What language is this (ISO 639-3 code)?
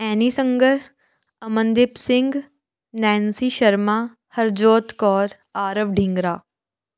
pan